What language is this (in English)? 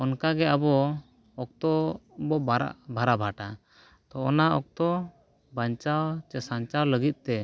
Santali